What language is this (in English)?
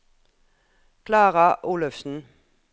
Norwegian